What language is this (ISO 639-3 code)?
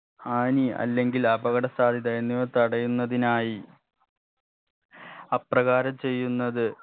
mal